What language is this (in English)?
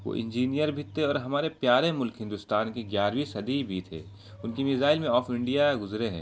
Urdu